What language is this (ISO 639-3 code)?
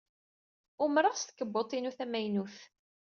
kab